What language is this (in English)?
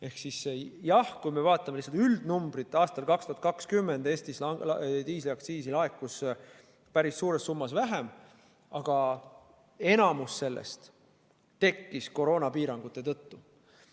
Estonian